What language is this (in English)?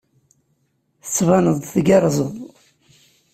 Kabyle